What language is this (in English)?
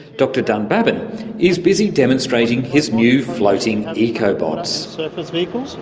English